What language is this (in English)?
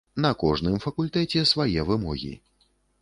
Belarusian